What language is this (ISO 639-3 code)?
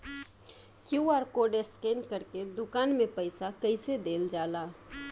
bho